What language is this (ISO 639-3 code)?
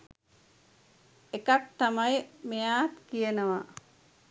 sin